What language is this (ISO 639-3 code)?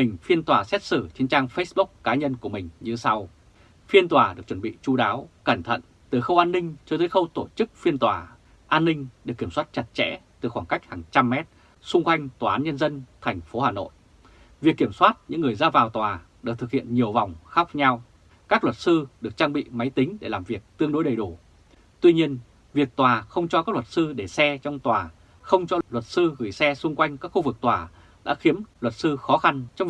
vie